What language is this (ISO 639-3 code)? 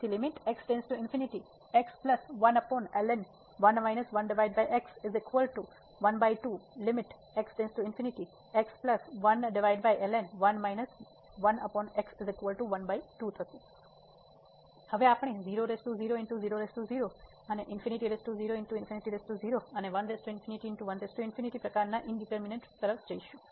guj